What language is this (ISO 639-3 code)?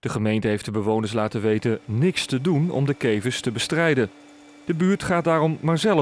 nld